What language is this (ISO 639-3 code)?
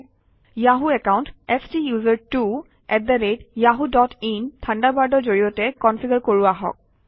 asm